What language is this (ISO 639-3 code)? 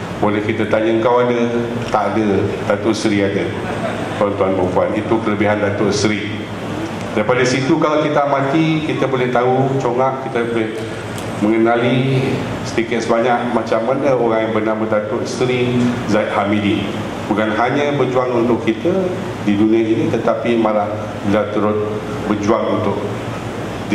msa